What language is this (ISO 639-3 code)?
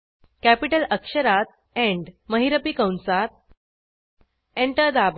mar